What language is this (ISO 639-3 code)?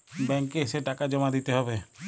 ben